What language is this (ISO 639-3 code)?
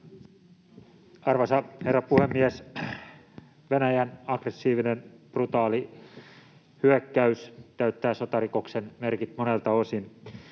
fin